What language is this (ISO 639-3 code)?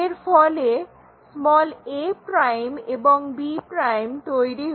ben